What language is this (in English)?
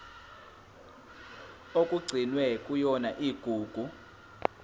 Zulu